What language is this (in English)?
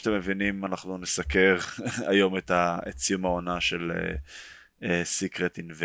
Hebrew